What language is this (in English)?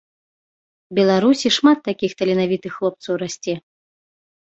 Belarusian